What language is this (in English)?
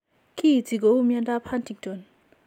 Kalenjin